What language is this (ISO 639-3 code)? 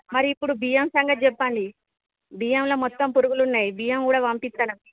tel